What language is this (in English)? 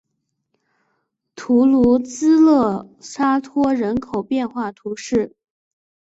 Chinese